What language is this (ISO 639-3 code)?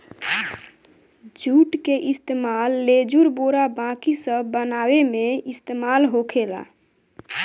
bho